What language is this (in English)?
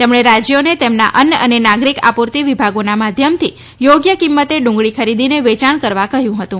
Gujarati